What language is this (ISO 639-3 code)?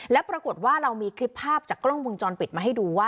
tha